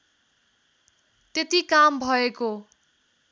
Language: Nepali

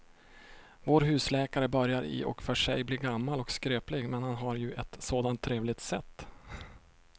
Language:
Swedish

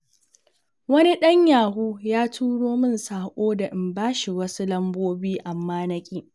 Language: Hausa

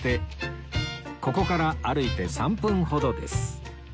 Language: Japanese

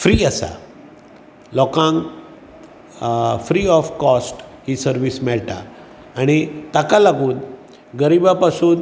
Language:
Konkani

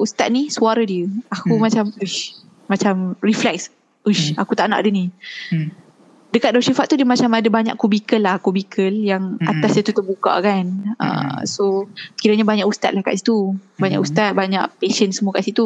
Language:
Malay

